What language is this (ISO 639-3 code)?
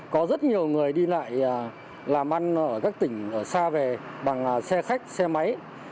vie